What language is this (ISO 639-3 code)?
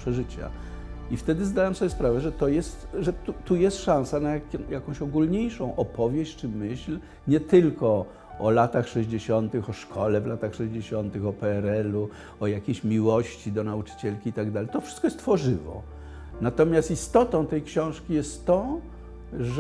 pol